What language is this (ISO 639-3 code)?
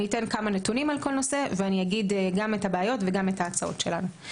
heb